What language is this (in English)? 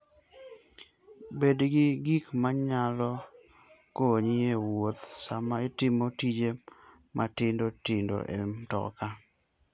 Luo (Kenya and Tanzania)